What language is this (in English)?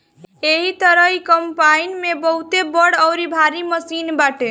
Bhojpuri